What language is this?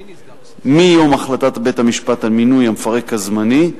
Hebrew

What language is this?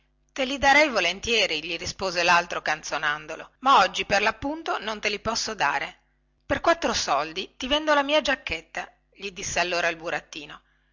Italian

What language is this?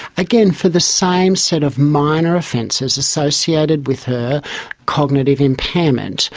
English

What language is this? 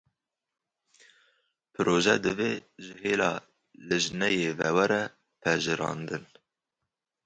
Kurdish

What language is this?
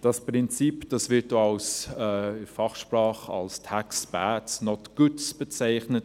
Swiss German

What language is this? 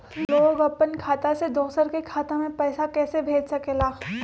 Magahi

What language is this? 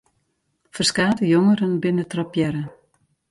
Western Frisian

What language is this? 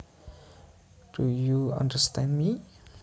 Javanese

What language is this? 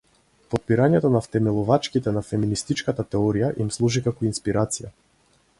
Macedonian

